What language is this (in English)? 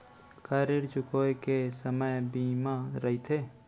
Chhattisgarhi